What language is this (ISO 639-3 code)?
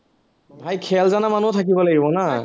asm